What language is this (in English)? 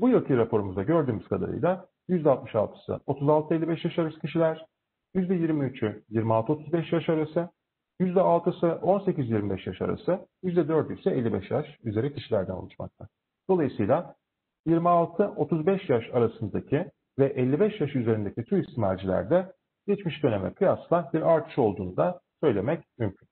Turkish